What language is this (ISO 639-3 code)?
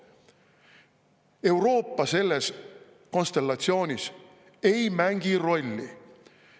est